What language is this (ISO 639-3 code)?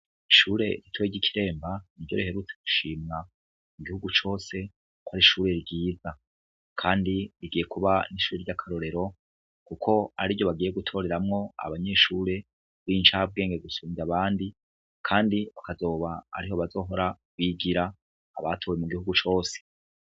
run